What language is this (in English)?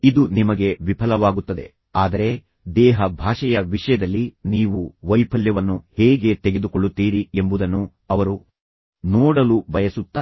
Kannada